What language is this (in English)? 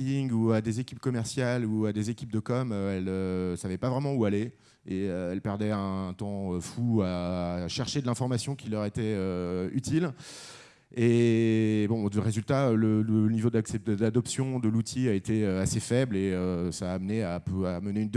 French